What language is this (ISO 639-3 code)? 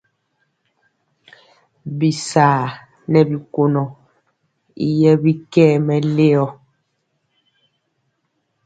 mcx